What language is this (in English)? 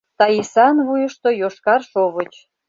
Mari